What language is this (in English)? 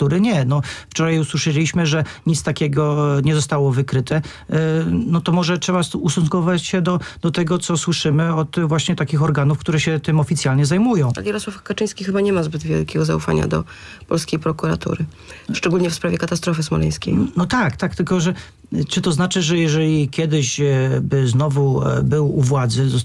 Polish